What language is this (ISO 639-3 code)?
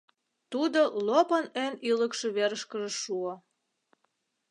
chm